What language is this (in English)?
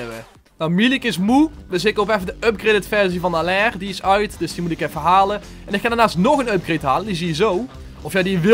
Dutch